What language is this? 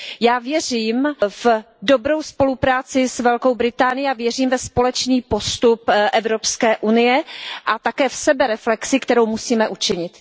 Czech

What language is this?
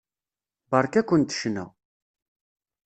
Kabyle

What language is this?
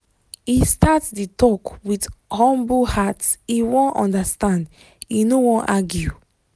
Nigerian Pidgin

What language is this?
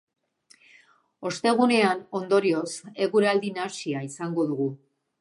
Basque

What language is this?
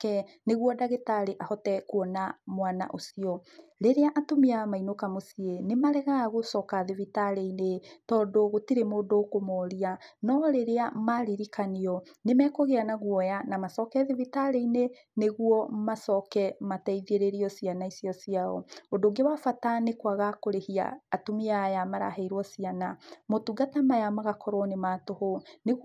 Kikuyu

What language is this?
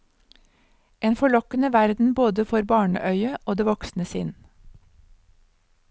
Norwegian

